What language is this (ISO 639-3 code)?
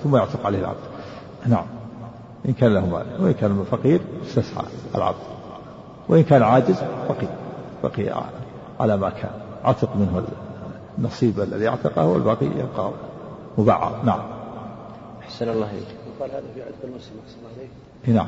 ara